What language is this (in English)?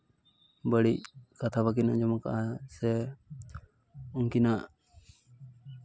Santali